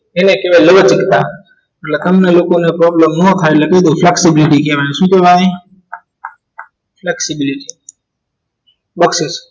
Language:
Gujarati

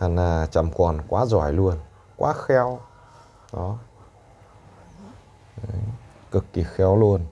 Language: Vietnamese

